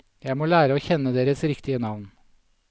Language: Norwegian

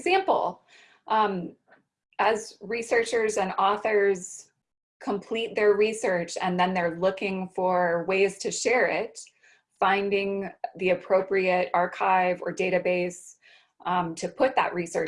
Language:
English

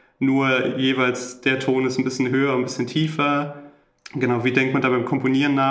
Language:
German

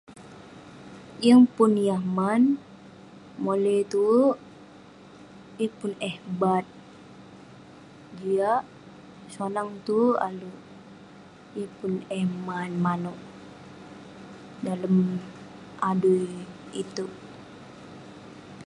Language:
Western Penan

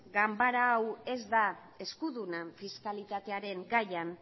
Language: Basque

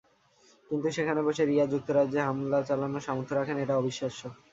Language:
Bangla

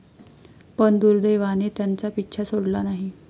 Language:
Marathi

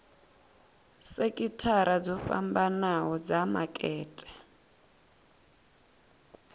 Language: Venda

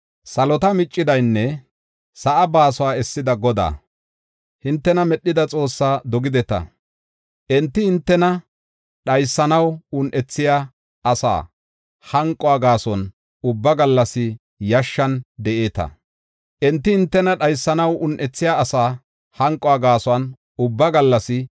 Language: Gofa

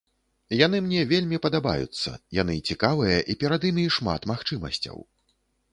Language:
Belarusian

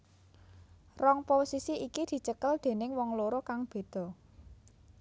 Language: Javanese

